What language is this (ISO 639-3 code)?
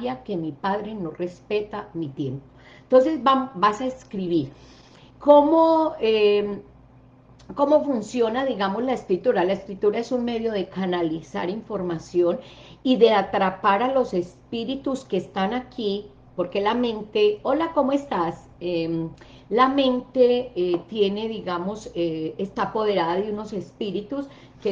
spa